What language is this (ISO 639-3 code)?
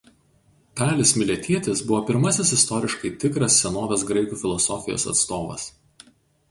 lit